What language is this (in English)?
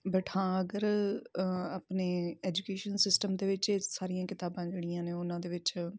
Punjabi